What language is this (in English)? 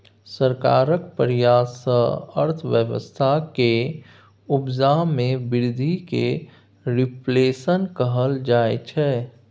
Maithili